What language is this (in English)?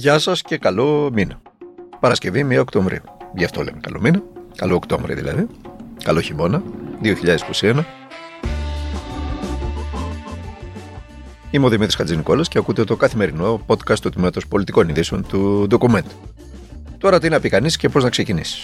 Greek